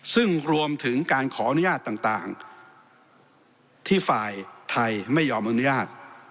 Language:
Thai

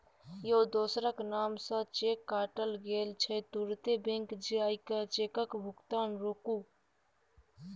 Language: Maithili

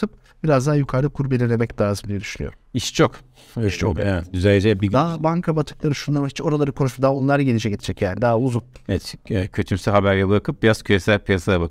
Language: Turkish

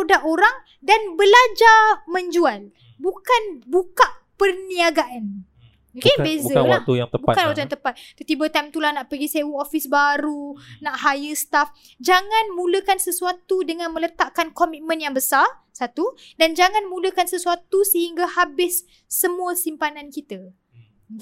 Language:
Malay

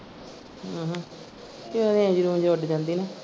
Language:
Punjabi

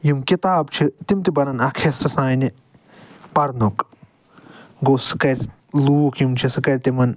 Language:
Kashmiri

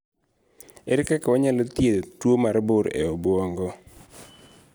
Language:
Luo (Kenya and Tanzania)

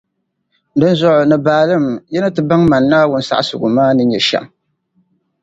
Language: Dagbani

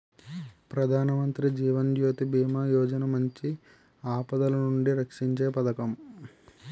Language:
Telugu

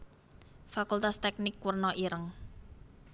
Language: Javanese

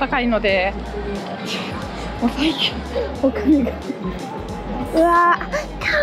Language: Japanese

